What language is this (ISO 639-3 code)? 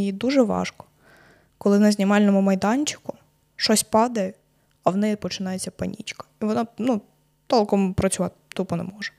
ukr